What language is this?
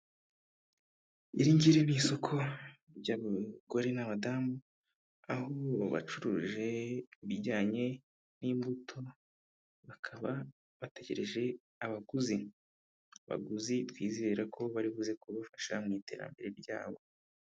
Kinyarwanda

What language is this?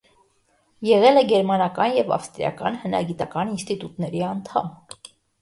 Armenian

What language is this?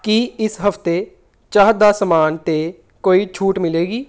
Punjabi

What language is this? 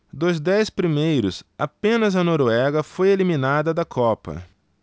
Portuguese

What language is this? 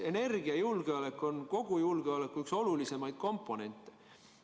Estonian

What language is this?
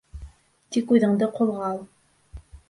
Bashkir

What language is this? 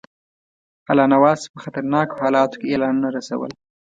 Pashto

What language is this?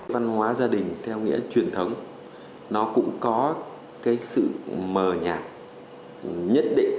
Vietnamese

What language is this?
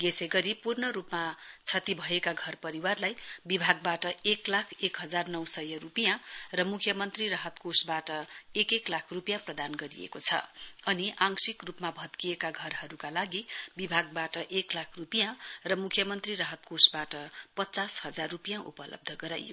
Nepali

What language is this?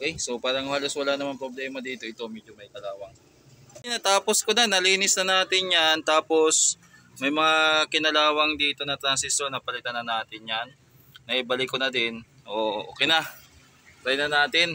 Filipino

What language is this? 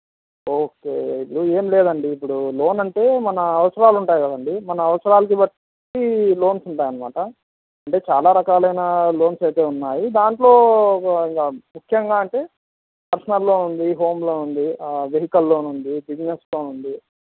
Telugu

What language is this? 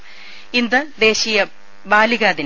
Malayalam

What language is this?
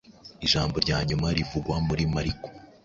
Kinyarwanda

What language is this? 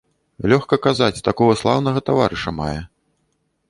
Belarusian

